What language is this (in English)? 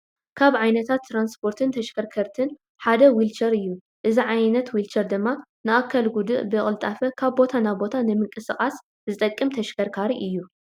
Tigrinya